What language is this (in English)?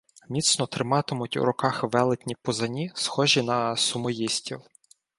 Ukrainian